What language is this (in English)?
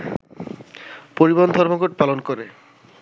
Bangla